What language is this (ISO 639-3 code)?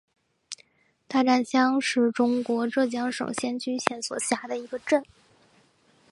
zho